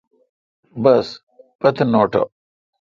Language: Kalkoti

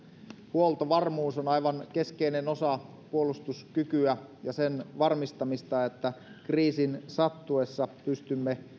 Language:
Finnish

